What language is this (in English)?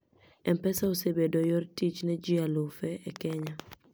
Luo (Kenya and Tanzania)